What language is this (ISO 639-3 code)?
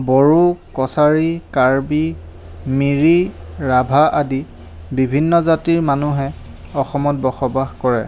asm